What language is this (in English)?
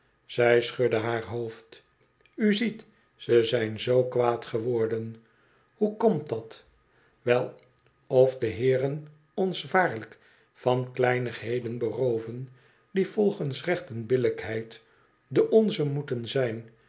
Dutch